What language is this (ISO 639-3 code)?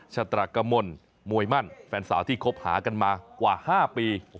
tha